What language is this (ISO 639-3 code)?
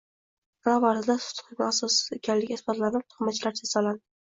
uzb